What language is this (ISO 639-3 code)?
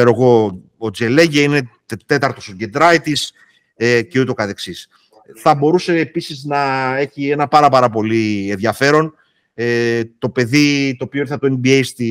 ell